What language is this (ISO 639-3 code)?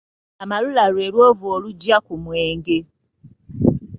lug